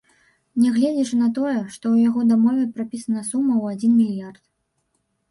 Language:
Belarusian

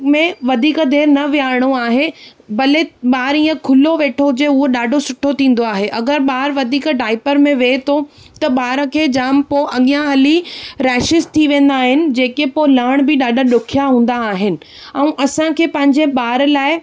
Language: Sindhi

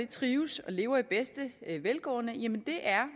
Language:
Danish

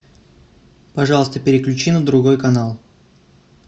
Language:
Russian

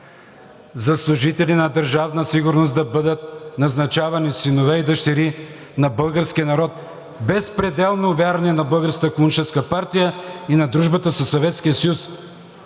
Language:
Bulgarian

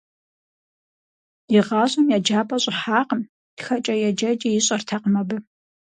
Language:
Kabardian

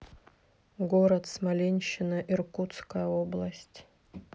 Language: Russian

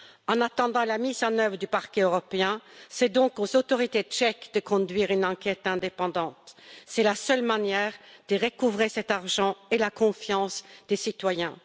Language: French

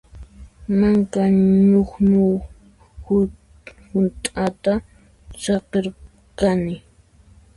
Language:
Puno Quechua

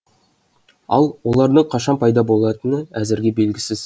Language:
Kazakh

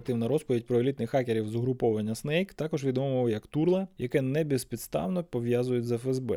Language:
Ukrainian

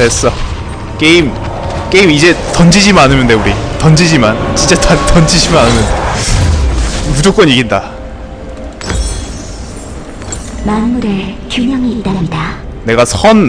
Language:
Korean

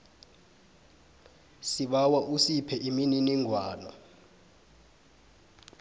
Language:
South Ndebele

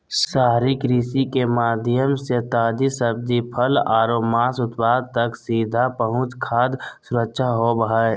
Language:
Magahi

